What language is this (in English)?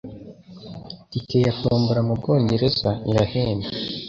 Kinyarwanda